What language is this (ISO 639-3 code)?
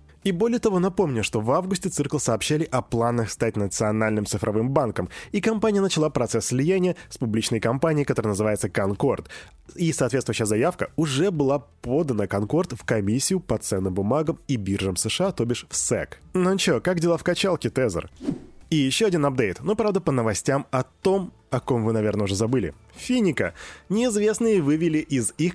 rus